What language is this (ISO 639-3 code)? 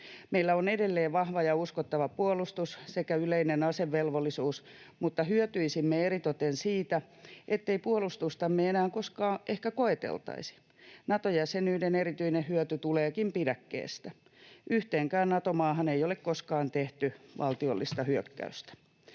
fin